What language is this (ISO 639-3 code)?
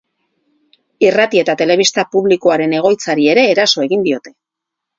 eus